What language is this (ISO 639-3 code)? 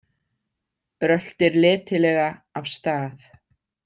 isl